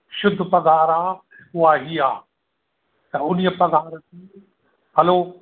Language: Sindhi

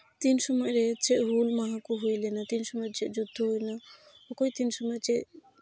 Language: Santali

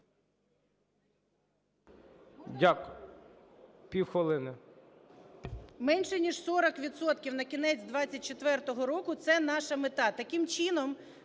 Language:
Ukrainian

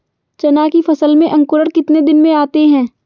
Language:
Hindi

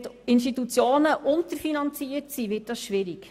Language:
Swiss German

